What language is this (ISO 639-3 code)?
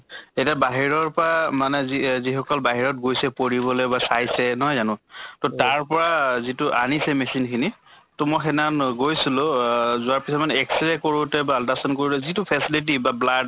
asm